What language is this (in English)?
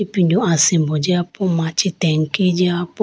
Idu-Mishmi